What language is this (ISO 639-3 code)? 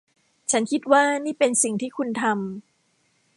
tha